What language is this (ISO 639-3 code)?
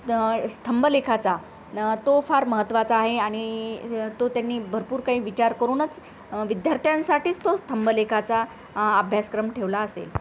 mar